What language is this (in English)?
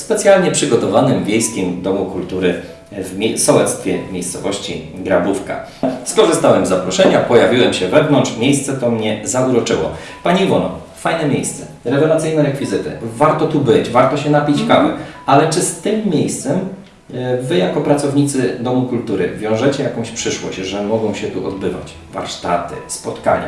Polish